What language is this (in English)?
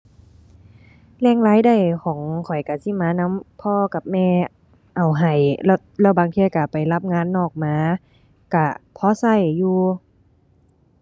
Thai